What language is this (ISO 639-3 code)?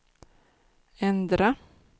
swe